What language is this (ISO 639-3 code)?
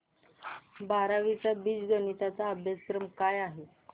mar